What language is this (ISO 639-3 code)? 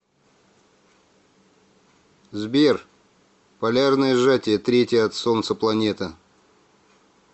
rus